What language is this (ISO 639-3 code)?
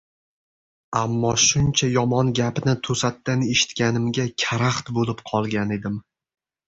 uzb